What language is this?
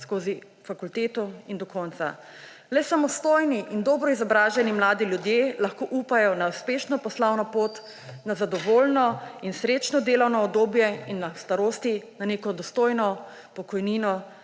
Slovenian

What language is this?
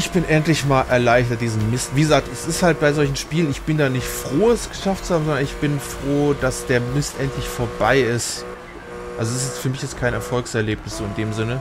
German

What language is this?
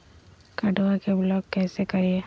Magahi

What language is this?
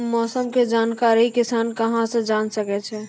Maithili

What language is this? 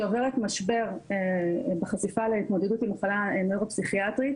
Hebrew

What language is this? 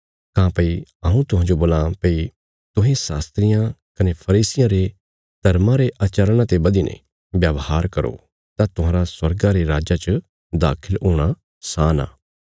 Bilaspuri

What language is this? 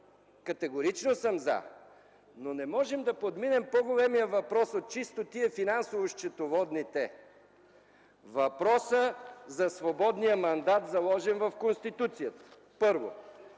Bulgarian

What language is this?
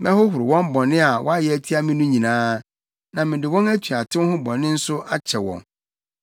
Akan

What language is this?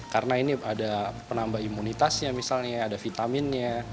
Indonesian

